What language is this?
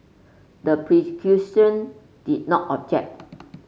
English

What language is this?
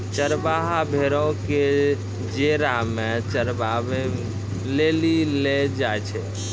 Maithili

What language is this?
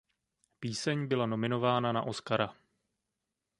Czech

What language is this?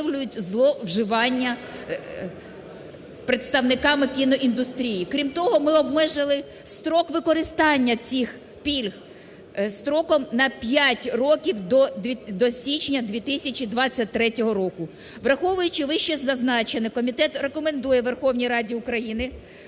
Ukrainian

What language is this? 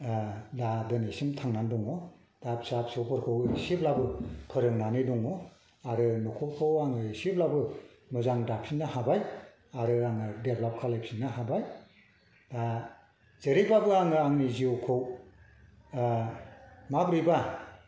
Bodo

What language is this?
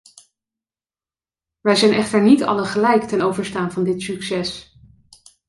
Dutch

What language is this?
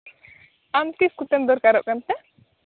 Santali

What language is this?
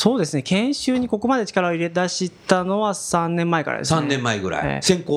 Japanese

